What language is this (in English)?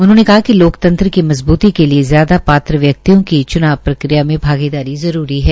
Hindi